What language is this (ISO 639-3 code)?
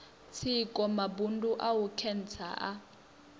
ven